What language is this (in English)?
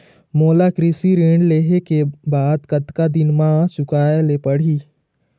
Chhattisgarhi